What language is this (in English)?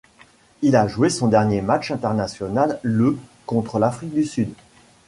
French